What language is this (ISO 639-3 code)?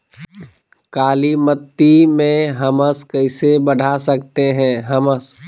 mag